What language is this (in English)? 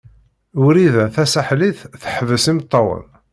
Kabyle